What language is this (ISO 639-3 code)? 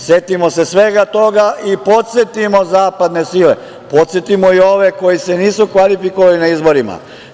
srp